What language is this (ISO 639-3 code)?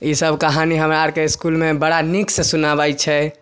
mai